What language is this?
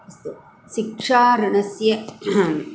Sanskrit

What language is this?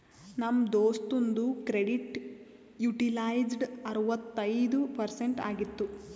Kannada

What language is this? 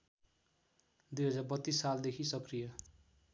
Nepali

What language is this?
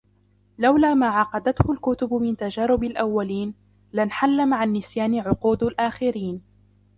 Arabic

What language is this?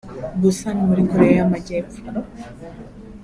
Kinyarwanda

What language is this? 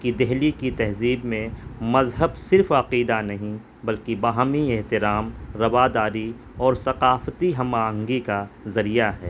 Urdu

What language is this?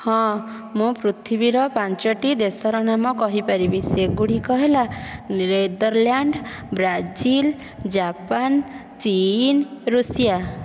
Odia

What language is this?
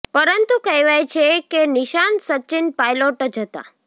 Gujarati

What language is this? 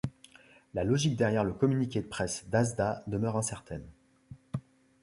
French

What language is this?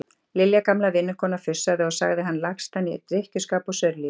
Icelandic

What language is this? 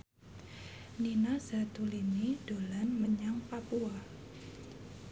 Javanese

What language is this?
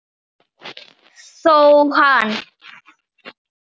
Icelandic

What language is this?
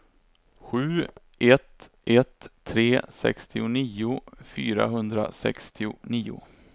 Swedish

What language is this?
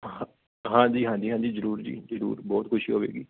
Punjabi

